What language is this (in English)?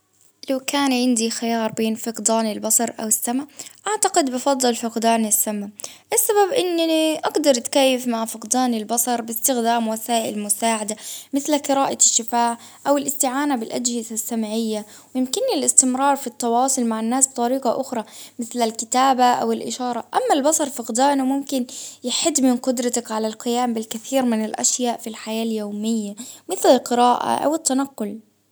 Baharna Arabic